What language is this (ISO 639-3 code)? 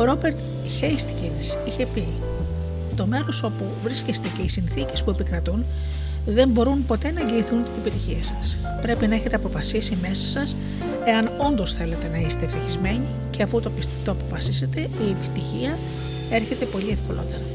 ell